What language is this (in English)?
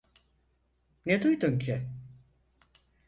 Turkish